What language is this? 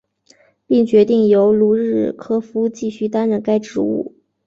Chinese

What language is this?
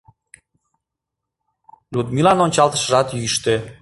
Mari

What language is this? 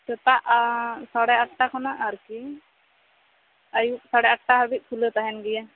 Santali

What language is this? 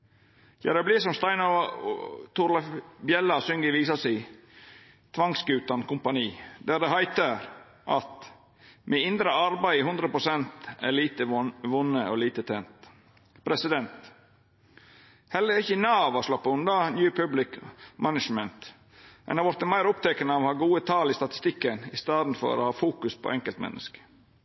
Norwegian Nynorsk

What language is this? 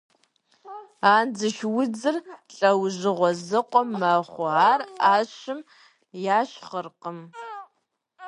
Kabardian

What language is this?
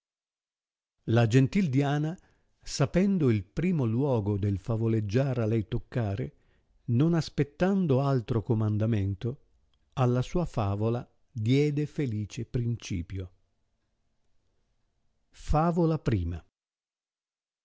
Italian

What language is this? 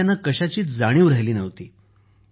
Marathi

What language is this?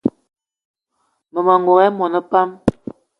Eton (Cameroon)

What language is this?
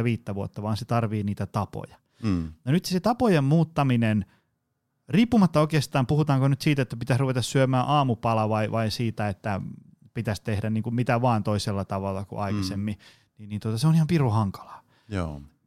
Finnish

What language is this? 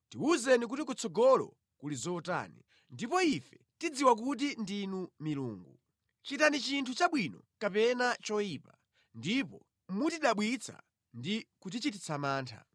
Nyanja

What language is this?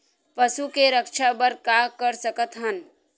Chhattisgarhi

